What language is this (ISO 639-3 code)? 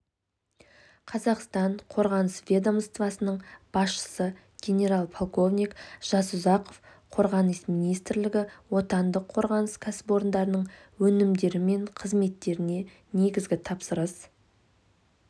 kaz